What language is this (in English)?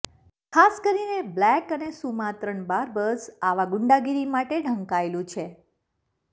Gujarati